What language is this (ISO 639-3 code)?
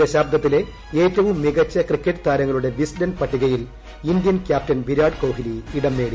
mal